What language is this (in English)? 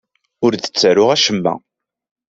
Kabyle